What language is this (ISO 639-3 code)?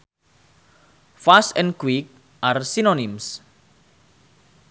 sun